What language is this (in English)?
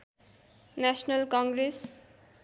Nepali